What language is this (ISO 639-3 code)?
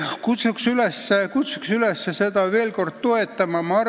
est